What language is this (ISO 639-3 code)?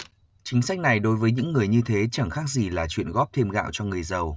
vie